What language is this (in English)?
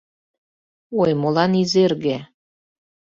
Mari